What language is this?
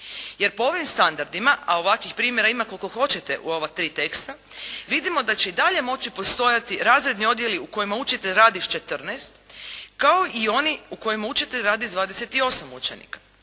Croatian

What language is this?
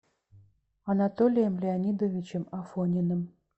Russian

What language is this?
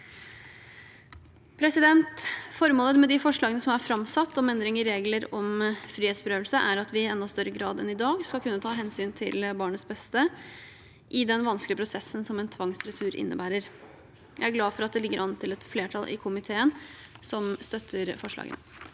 Norwegian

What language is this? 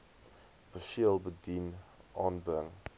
Afrikaans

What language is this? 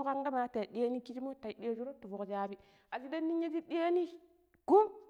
Pero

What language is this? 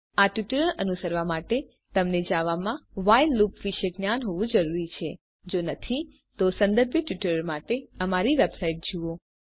Gujarati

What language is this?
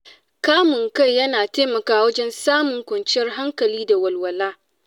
Hausa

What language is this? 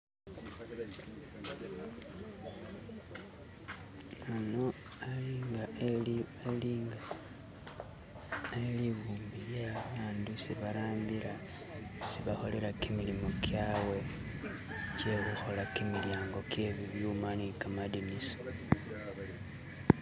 Masaaba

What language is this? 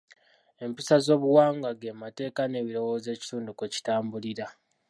Ganda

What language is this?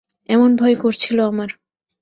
Bangla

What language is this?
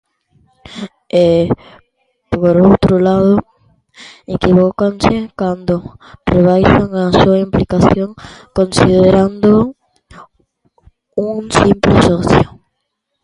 Galician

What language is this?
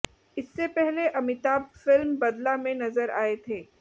Hindi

